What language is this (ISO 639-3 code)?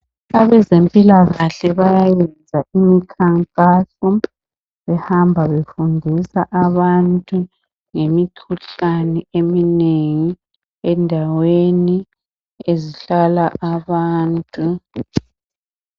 nde